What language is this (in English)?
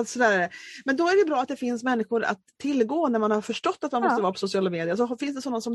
Swedish